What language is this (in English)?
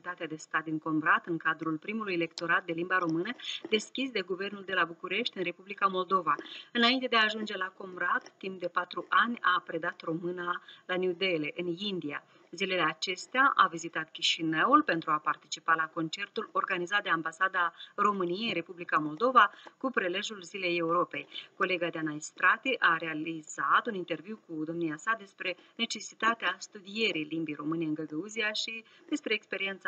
Romanian